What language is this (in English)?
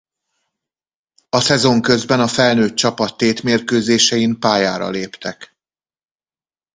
Hungarian